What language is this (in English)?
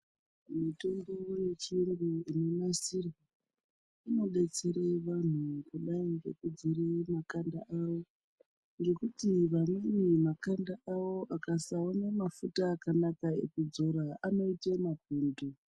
Ndau